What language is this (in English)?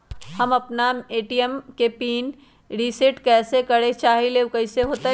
Magahi